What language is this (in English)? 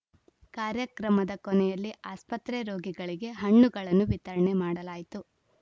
Kannada